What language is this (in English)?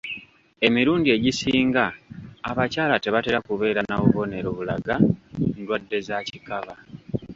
Ganda